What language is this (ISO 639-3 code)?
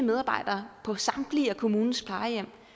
dan